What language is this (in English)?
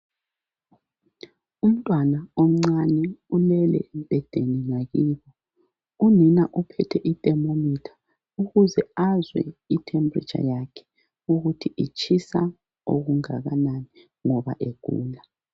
North Ndebele